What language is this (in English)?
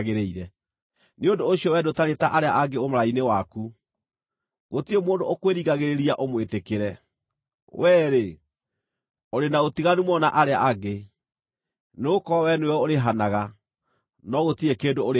Kikuyu